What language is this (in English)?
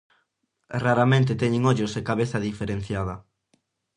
Galician